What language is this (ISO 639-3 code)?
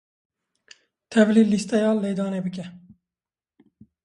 kur